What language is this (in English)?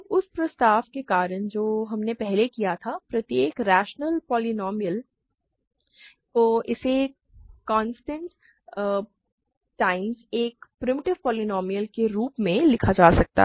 Hindi